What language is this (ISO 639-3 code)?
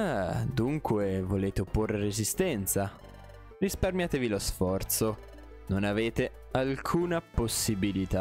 ita